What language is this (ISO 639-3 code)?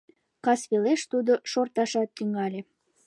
chm